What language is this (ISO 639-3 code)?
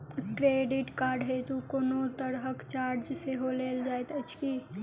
mai